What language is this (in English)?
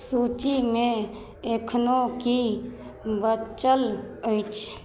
Maithili